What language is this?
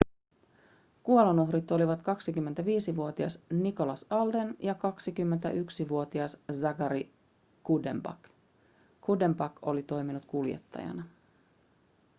Finnish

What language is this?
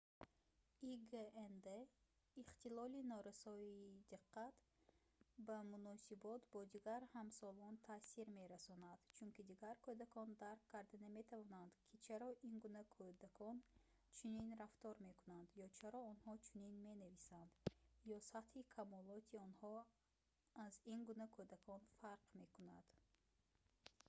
Tajik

